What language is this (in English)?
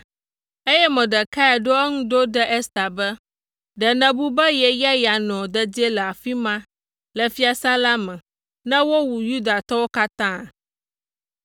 Ewe